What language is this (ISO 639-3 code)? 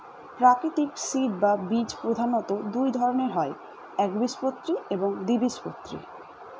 ben